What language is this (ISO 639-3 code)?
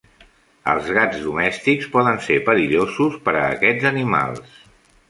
cat